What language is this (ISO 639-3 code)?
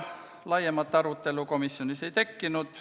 est